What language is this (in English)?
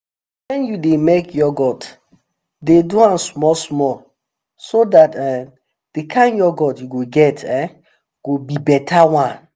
Nigerian Pidgin